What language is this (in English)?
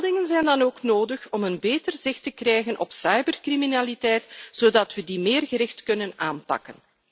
Dutch